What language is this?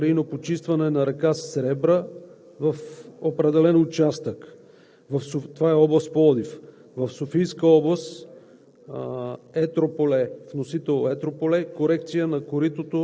Bulgarian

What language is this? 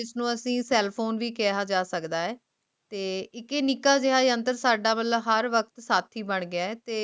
Punjabi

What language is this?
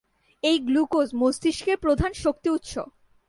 Bangla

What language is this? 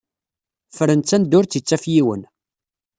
Kabyle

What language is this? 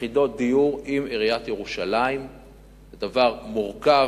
Hebrew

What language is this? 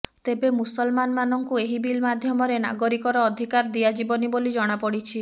Odia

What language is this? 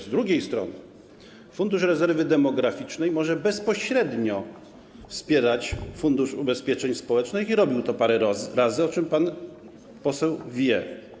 Polish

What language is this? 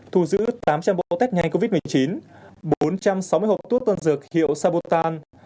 Vietnamese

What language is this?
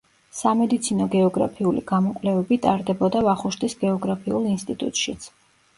Georgian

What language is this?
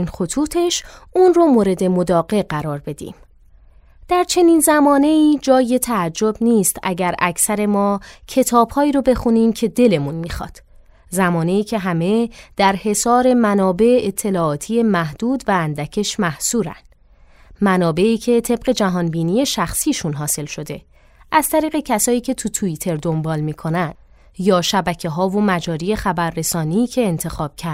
Persian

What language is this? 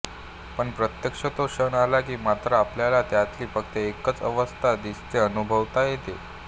Marathi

